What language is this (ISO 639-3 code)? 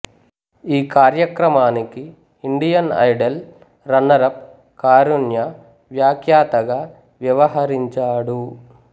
tel